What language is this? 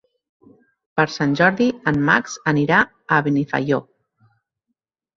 Catalan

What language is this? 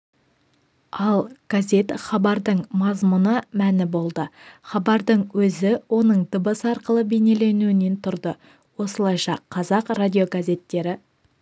Kazakh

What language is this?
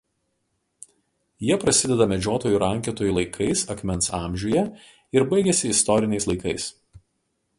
Lithuanian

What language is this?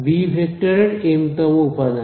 Bangla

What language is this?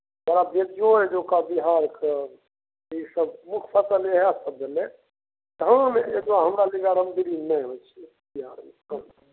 Maithili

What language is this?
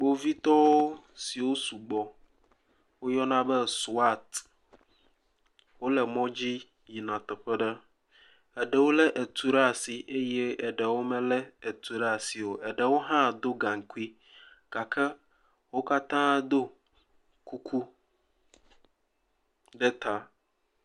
Ewe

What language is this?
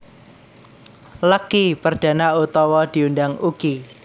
Javanese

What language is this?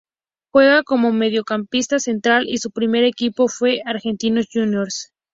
Spanish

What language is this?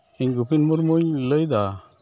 Santali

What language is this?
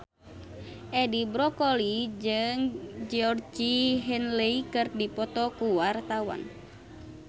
Sundanese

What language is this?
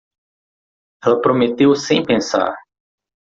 Portuguese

